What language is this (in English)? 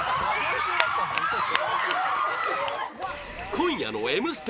Japanese